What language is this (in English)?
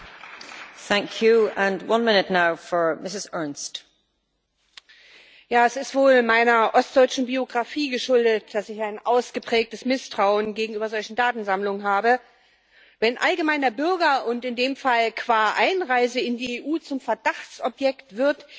German